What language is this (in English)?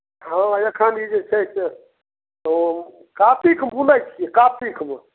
Maithili